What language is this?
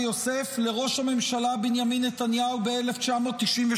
Hebrew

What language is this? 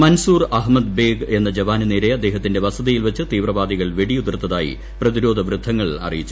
Malayalam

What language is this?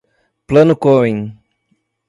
Portuguese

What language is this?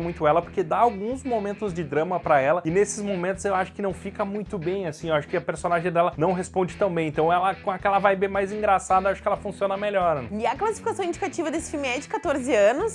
Portuguese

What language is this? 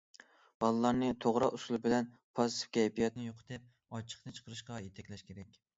Uyghur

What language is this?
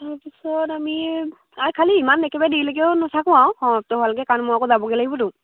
Assamese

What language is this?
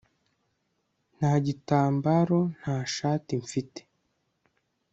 Kinyarwanda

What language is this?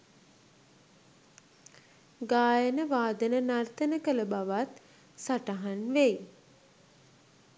Sinhala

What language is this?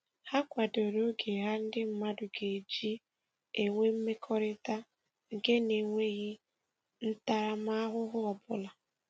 Igbo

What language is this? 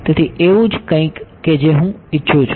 Gujarati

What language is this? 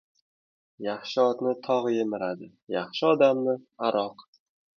Uzbek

